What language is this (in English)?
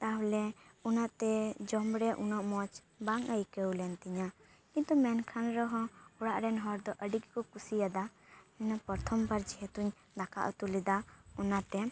Santali